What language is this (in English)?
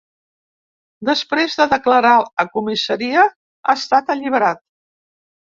Catalan